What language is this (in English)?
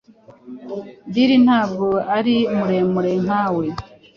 Kinyarwanda